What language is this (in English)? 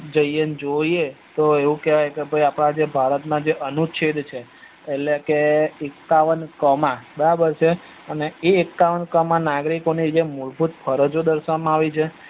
Gujarati